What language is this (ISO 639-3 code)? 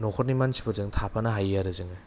brx